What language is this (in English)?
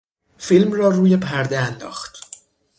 Persian